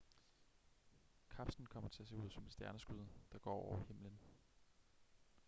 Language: Danish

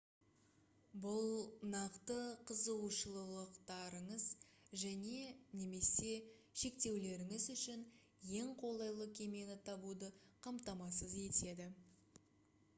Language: Kazakh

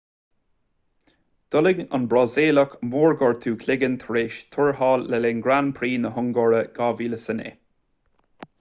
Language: Irish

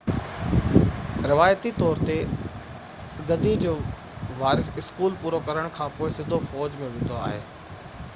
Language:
Sindhi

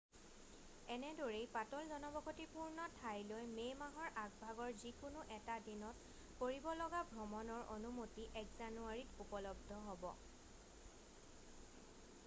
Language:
Assamese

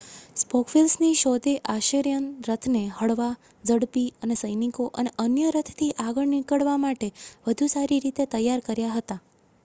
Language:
Gujarati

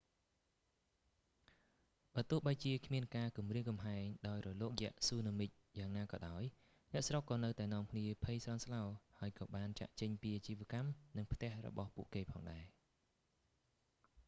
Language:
Khmer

